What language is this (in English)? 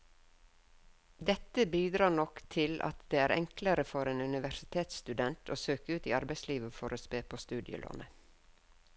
Norwegian